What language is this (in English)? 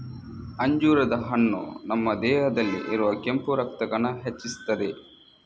Kannada